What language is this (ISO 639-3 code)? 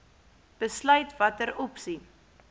afr